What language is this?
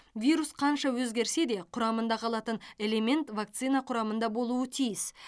Kazakh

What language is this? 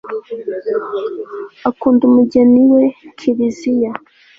Kinyarwanda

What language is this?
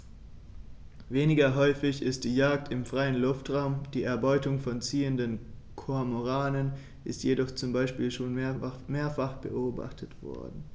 German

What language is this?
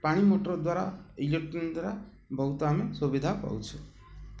Odia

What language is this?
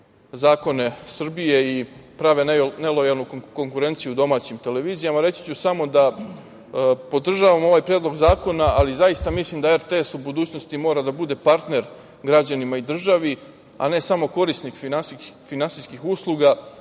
Serbian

